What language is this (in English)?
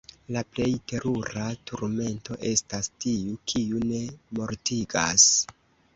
Esperanto